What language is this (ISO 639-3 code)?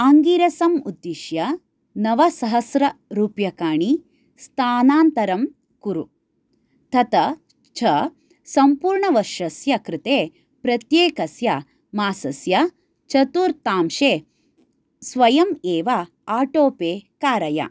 san